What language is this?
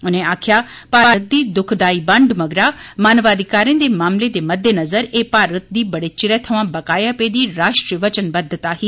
Dogri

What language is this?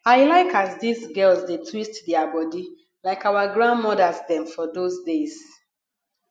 Nigerian Pidgin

